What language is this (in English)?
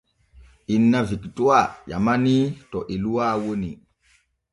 Borgu Fulfulde